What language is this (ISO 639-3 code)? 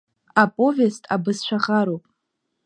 abk